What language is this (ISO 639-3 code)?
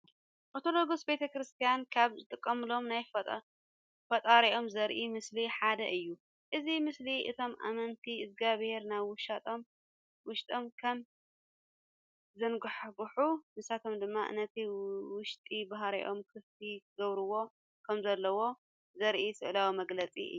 tir